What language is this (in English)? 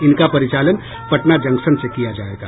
Hindi